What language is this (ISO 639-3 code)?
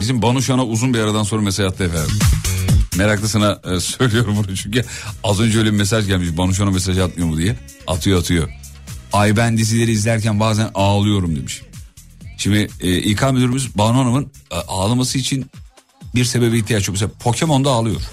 tur